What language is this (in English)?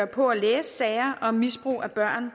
Danish